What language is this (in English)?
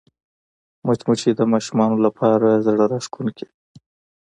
Pashto